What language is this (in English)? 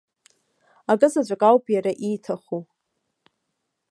Abkhazian